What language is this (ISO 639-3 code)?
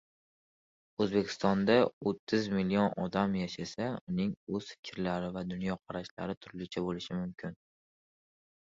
uzb